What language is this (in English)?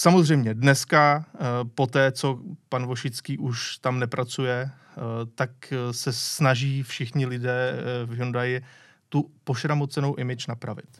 Czech